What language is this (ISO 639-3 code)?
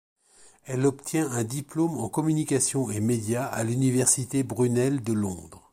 fra